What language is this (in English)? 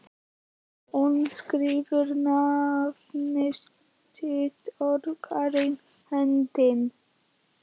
Icelandic